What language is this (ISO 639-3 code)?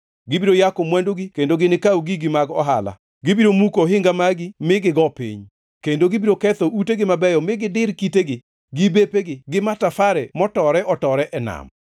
luo